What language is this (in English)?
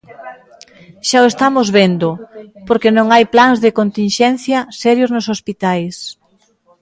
Galician